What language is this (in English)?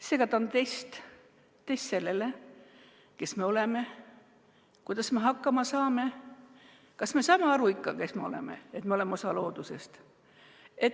Estonian